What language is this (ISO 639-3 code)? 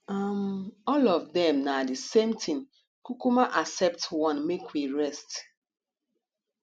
pcm